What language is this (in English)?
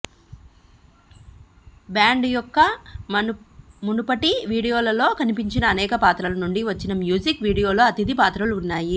Telugu